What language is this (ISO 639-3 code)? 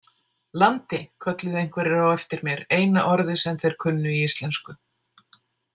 isl